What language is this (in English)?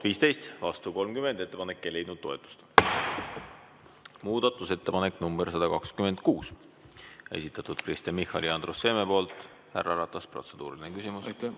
Estonian